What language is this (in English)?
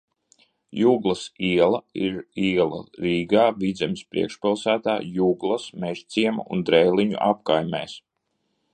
Latvian